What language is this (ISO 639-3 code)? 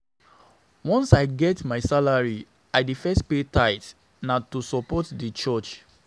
pcm